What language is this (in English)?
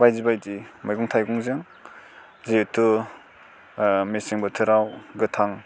Bodo